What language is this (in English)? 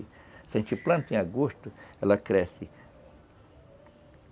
Portuguese